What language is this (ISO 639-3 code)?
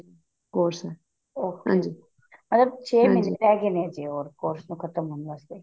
pan